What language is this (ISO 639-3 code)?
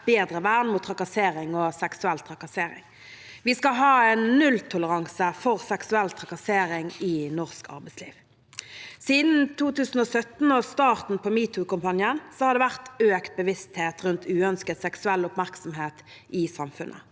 nor